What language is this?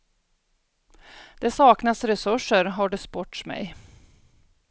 Swedish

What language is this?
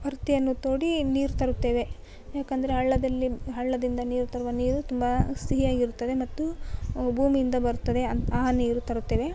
Kannada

